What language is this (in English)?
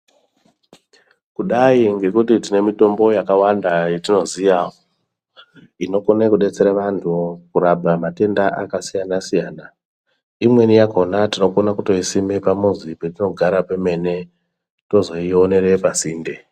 Ndau